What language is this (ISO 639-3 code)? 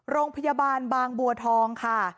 tha